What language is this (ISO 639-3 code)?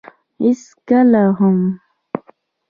pus